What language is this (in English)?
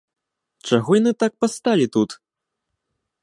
Belarusian